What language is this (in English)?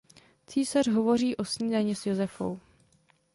Czech